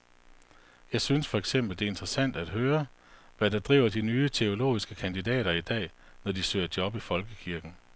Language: Danish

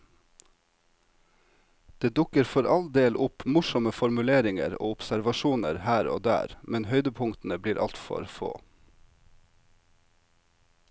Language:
Norwegian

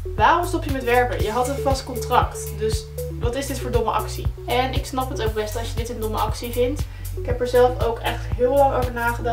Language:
Dutch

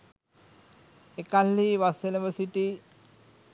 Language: Sinhala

